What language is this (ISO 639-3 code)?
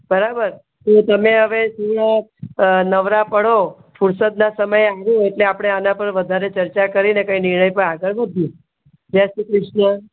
guj